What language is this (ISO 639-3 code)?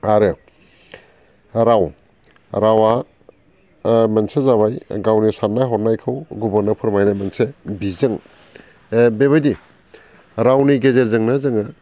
brx